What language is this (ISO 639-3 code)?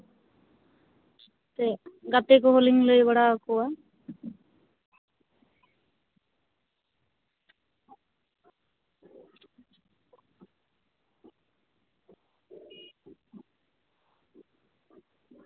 sat